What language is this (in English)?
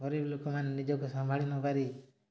Odia